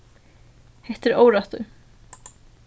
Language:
Faroese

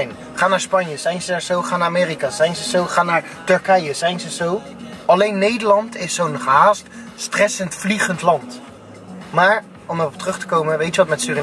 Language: Dutch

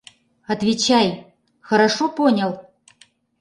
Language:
Mari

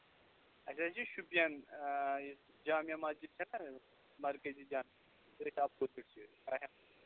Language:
Kashmiri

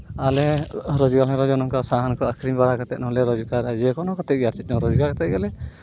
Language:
Santali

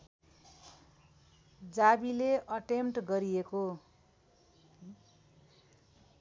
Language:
Nepali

